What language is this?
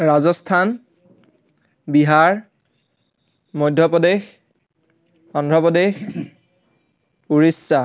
Assamese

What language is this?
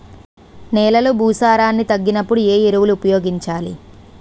Telugu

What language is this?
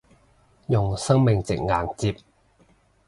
Cantonese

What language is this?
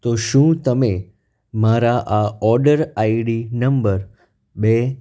Gujarati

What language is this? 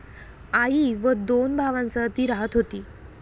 Marathi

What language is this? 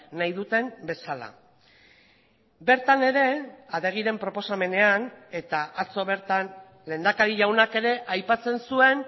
Basque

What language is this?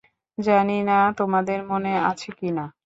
Bangla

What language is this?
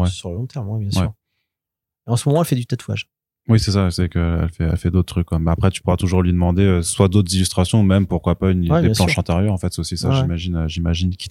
French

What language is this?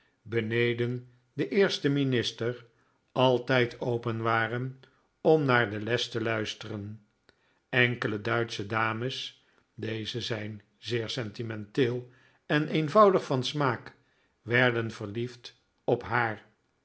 Dutch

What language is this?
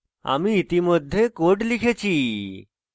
Bangla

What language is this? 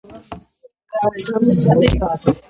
Georgian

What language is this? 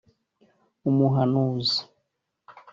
Kinyarwanda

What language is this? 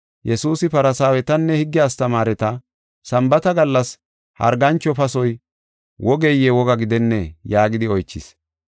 Gofa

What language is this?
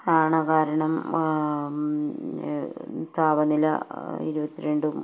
Malayalam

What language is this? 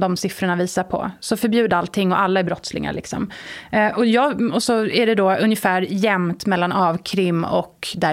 Swedish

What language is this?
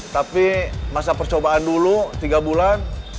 Indonesian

